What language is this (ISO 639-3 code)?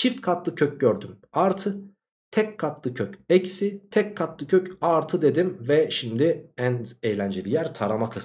tur